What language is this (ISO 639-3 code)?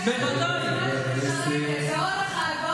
heb